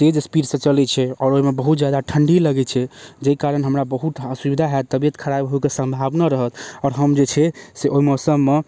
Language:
Maithili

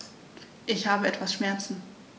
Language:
German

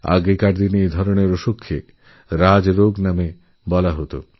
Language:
Bangla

